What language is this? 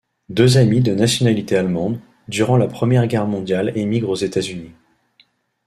French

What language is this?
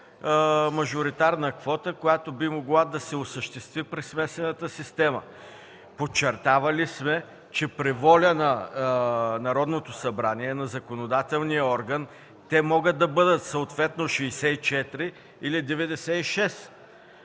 Bulgarian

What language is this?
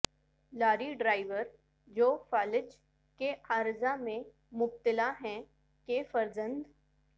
Urdu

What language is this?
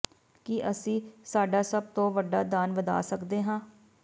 Punjabi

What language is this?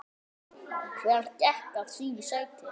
Icelandic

